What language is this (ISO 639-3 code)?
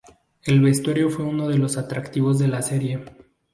spa